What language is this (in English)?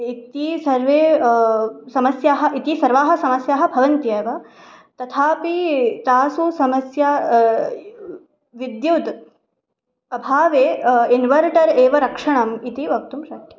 Sanskrit